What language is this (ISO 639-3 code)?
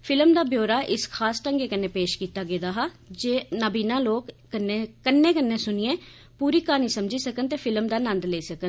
doi